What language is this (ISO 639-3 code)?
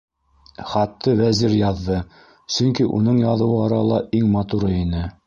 bak